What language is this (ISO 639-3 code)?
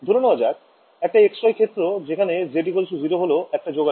ben